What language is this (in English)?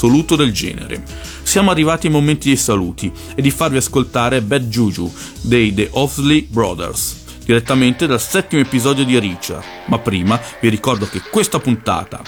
Italian